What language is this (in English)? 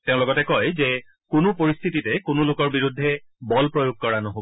Assamese